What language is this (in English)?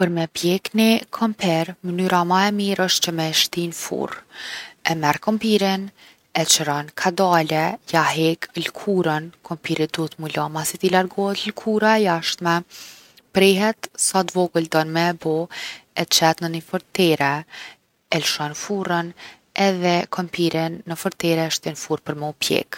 Gheg Albanian